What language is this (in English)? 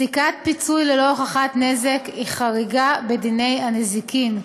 Hebrew